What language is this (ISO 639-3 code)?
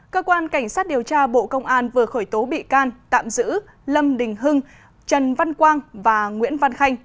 vie